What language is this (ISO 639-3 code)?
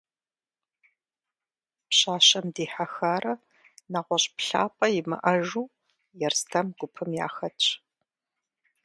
kbd